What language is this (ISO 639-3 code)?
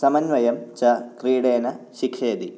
san